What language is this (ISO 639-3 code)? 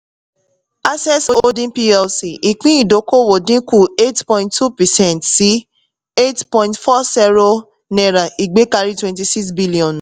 yor